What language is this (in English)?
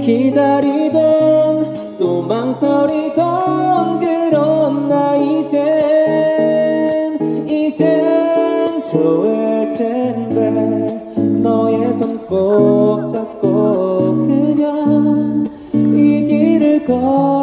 Korean